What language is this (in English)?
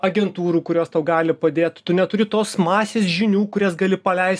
Lithuanian